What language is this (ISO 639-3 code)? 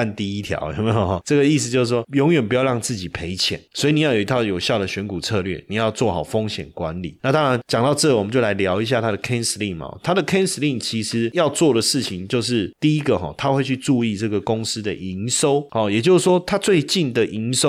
zho